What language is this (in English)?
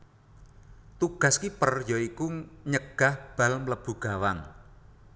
Javanese